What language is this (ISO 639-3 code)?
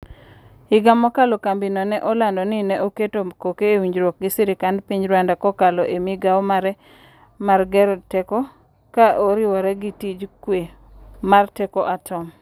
luo